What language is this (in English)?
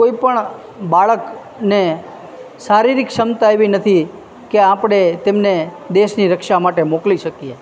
Gujarati